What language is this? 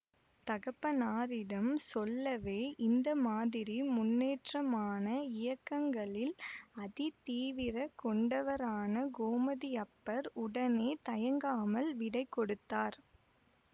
Tamil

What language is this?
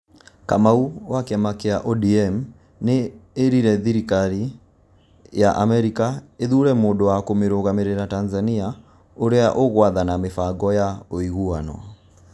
Kikuyu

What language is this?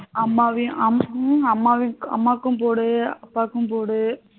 Tamil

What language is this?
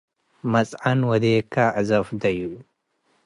Tigre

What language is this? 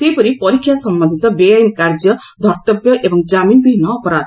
Odia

